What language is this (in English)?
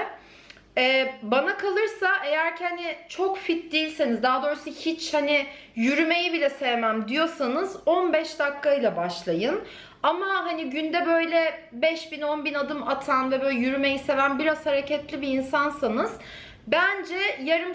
Turkish